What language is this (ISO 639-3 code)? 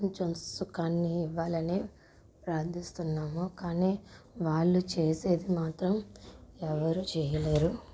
tel